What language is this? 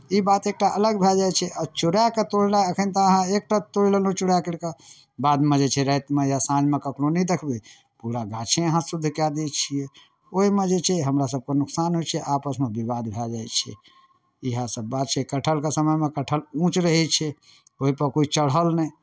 Maithili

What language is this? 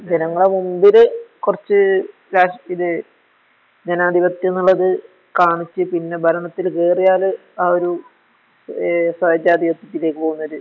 Malayalam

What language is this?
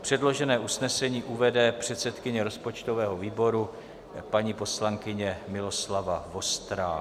Czech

